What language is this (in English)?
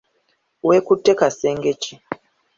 Ganda